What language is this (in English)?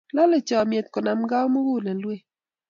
Kalenjin